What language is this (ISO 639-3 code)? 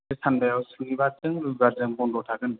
brx